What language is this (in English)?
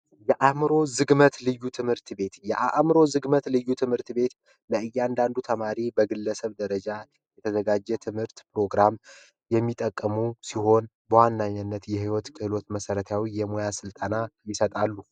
Amharic